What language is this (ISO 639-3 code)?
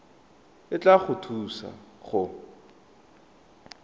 tsn